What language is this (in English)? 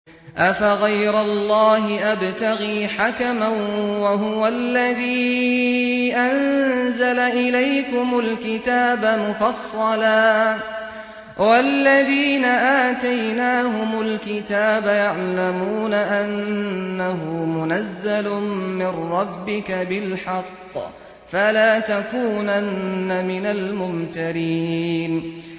Arabic